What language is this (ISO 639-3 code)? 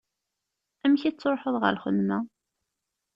kab